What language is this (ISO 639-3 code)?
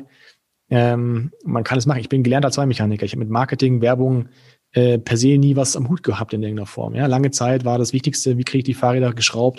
deu